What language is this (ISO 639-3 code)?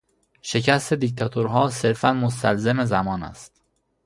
fas